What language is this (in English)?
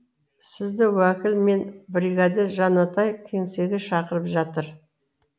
Kazakh